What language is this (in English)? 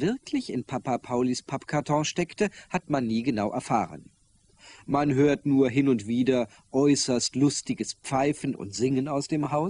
German